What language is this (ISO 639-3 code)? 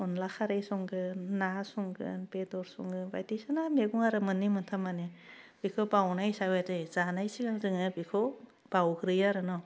brx